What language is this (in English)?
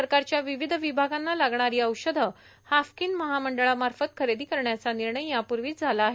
Marathi